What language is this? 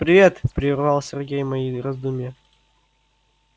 Russian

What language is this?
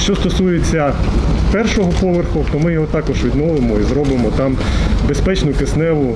Ukrainian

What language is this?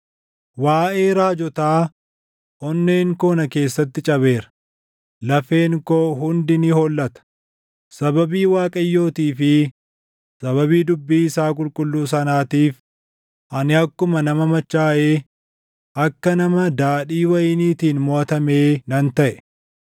Oromo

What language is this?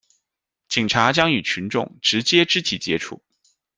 Chinese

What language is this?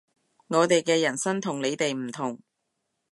Cantonese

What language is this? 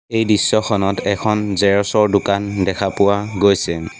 Assamese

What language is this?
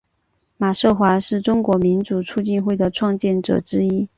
Chinese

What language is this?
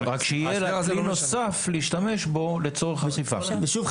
Hebrew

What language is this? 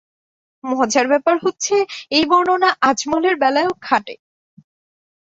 Bangla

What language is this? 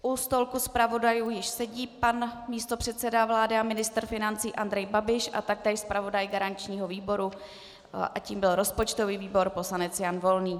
Czech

